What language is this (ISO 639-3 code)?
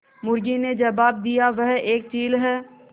hin